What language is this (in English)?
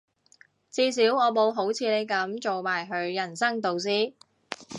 Cantonese